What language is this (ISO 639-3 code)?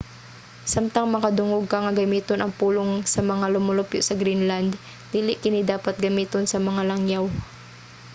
ceb